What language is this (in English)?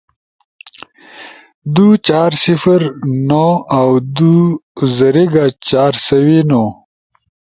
Ushojo